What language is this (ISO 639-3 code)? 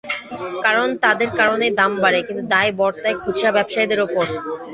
ben